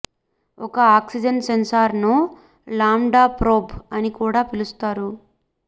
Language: Telugu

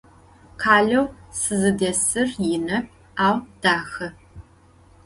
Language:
Adyghe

